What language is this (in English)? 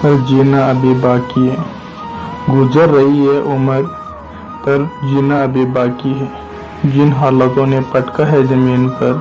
Hindi